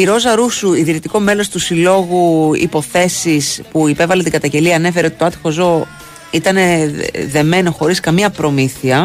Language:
Greek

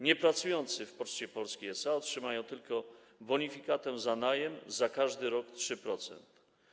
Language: Polish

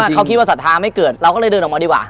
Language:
Thai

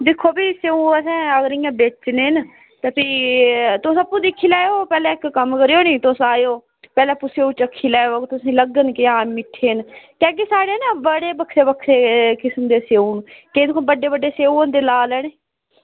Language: Dogri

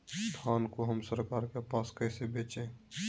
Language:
Magahi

